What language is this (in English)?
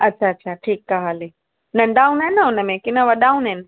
Sindhi